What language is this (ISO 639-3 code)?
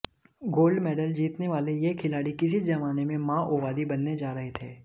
hin